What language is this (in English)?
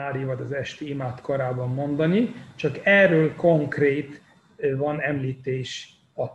Hungarian